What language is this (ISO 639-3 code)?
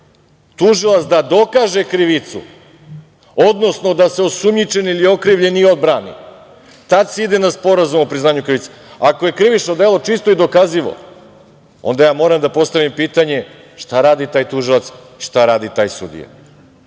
srp